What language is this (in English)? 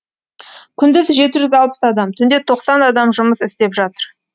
Kazakh